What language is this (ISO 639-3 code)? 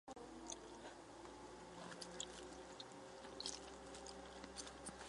zho